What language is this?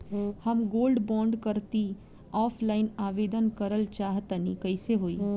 Bhojpuri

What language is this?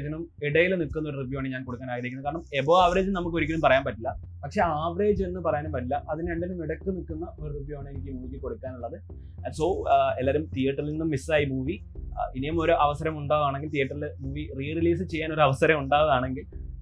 Malayalam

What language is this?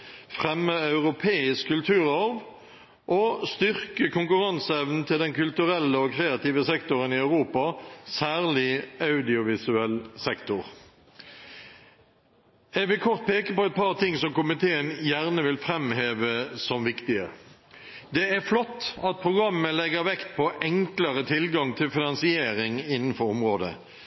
Norwegian Nynorsk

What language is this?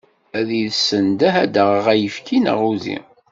Kabyle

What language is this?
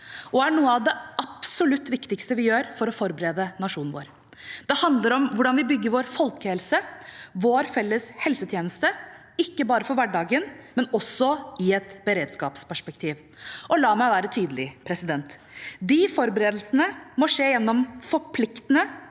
Norwegian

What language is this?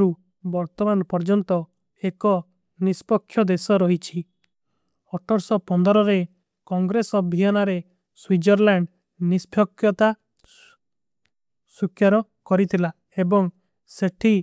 Kui (India)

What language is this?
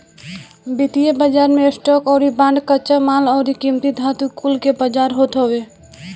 Bhojpuri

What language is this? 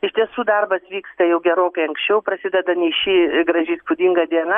Lithuanian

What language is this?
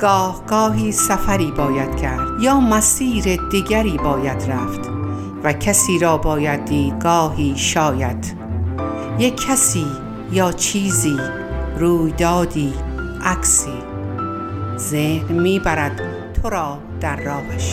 Persian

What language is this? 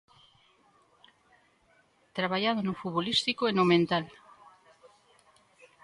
Galician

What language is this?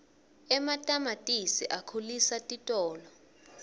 Swati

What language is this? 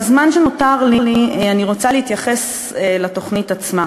Hebrew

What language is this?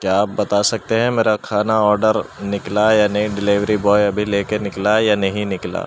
Urdu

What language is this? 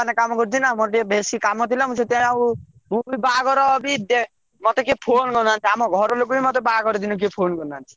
Odia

